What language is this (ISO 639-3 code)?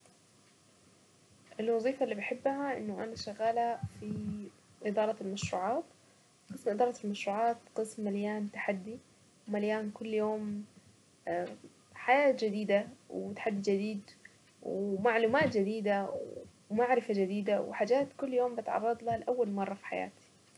aec